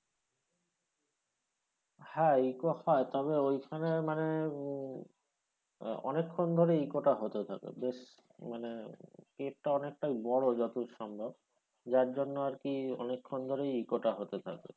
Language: Bangla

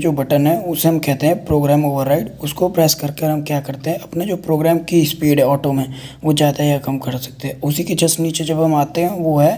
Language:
Hindi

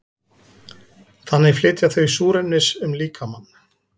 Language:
Icelandic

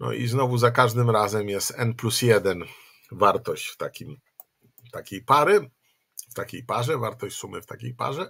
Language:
Polish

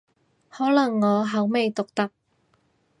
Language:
Cantonese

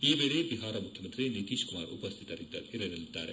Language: Kannada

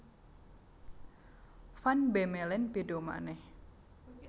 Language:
Javanese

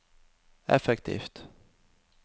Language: Norwegian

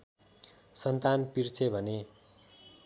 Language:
Nepali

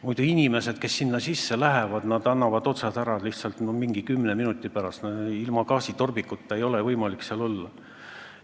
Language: Estonian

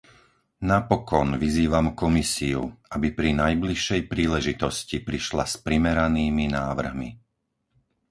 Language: Slovak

